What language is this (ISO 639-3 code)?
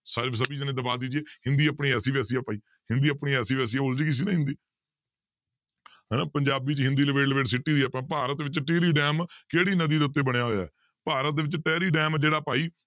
pan